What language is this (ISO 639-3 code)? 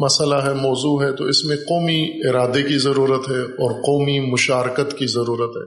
urd